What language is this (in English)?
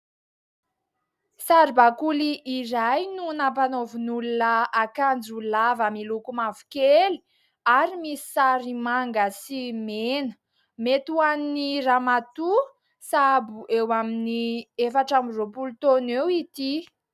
Malagasy